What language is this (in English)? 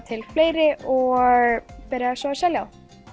Icelandic